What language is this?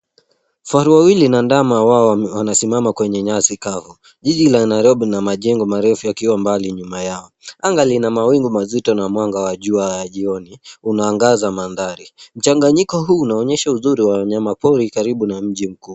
Swahili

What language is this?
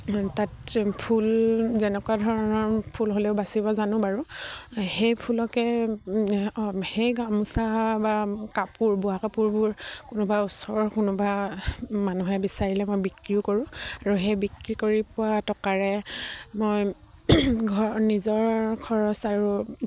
Assamese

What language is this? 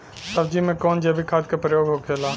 Bhojpuri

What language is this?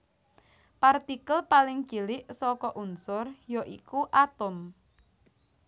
Javanese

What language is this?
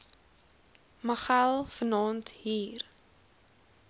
Afrikaans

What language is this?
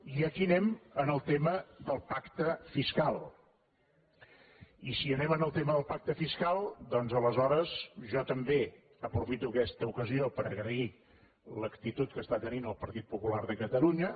Catalan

